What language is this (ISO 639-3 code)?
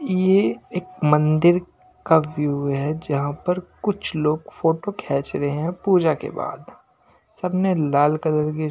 hin